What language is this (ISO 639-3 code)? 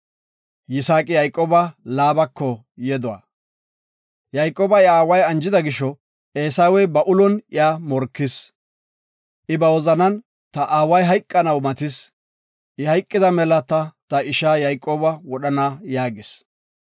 gof